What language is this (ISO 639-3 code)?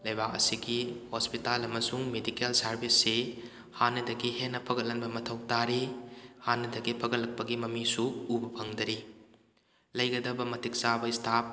mni